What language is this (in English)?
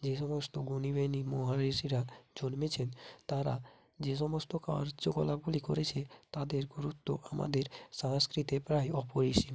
Bangla